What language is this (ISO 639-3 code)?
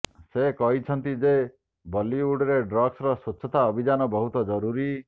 ori